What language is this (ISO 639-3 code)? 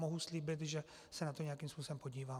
ces